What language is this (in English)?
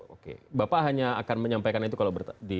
Indonesian